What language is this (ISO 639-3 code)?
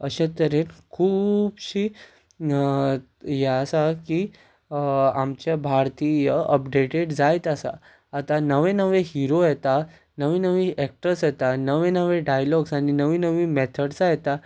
kok